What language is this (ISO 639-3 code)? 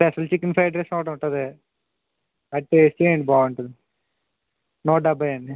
tel